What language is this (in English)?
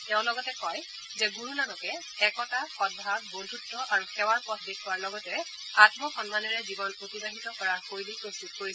Assamese